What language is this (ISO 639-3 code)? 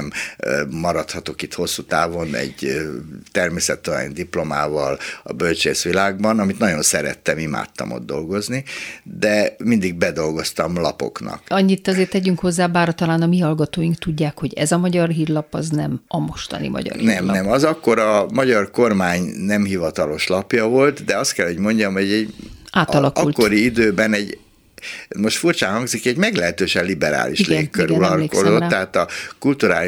hun